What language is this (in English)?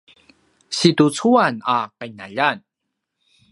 Paiwan